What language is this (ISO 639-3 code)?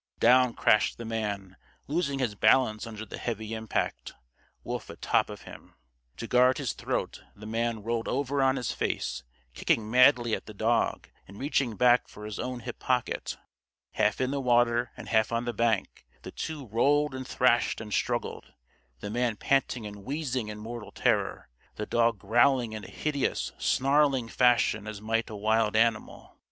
eng